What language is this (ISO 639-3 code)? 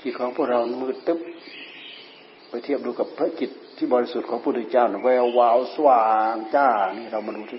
tha